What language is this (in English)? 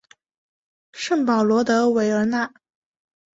Chinese